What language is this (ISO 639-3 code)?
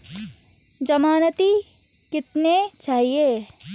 hin